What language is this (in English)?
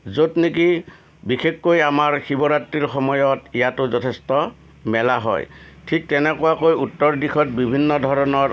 Assamese